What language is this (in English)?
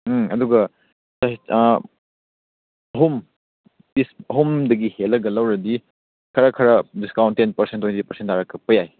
Manipuri